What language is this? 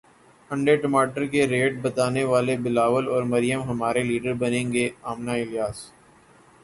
Urdu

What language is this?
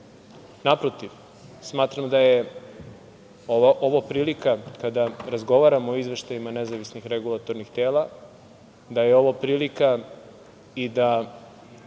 Serbian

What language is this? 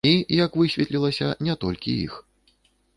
Belarusian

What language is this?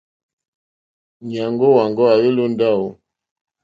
Mokpwe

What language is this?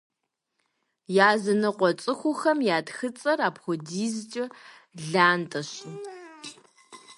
Kabardian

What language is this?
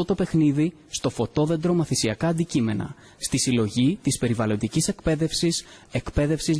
Greek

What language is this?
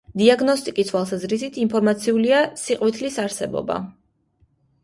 Georgian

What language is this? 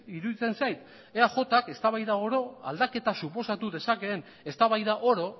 Basque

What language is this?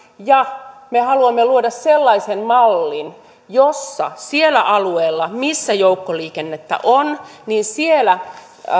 Finnish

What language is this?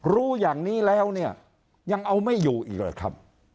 Thai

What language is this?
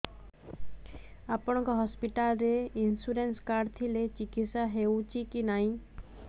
Odia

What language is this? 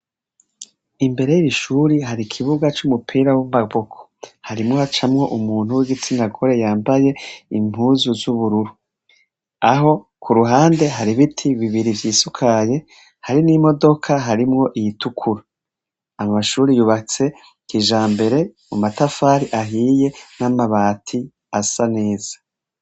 Rundi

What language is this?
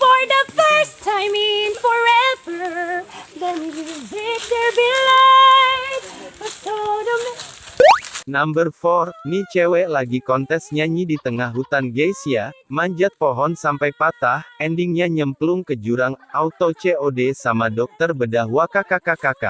Indonesian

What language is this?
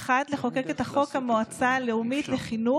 Hebrew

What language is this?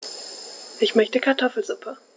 German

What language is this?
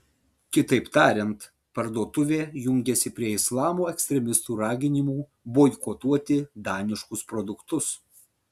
Lithuanian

